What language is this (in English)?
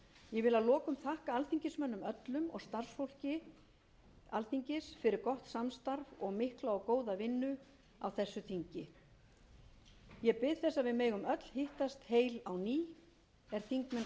Icelandic